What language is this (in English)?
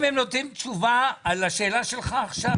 Hebrew